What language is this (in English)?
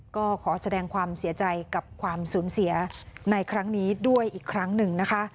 Thai